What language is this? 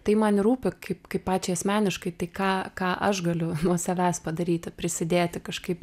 Lithuanian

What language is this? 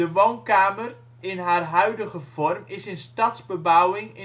Dutch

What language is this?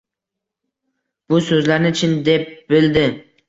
Uzbek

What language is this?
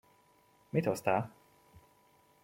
Hungarian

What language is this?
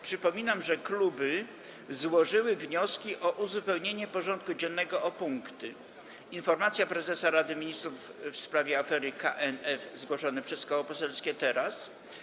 Polish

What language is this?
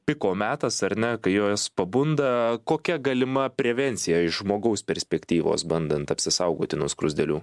Lithuanian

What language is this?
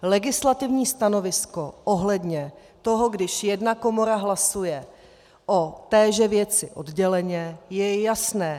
Czech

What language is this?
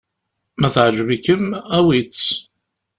Kabyle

